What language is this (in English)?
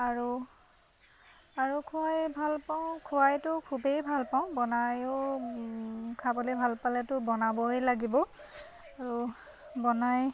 Assamese